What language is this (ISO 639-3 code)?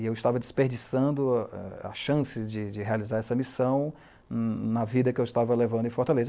por